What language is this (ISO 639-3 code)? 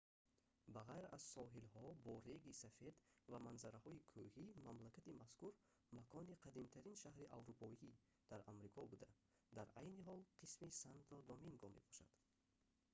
tgk